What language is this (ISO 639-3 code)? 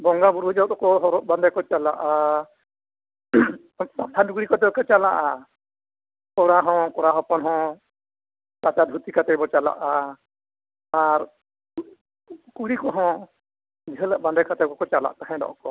sat